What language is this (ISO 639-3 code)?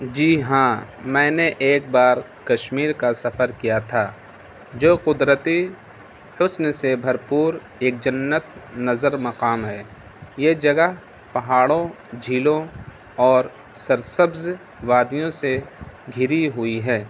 urd